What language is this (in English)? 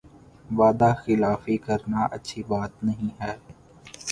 Urdu